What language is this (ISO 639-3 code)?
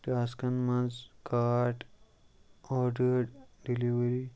kas